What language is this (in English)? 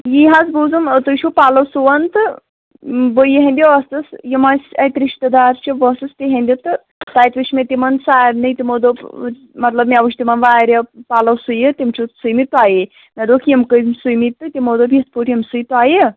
Kashmiri